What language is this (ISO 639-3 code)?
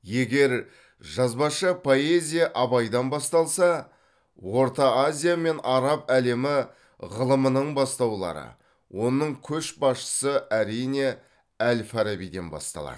kaz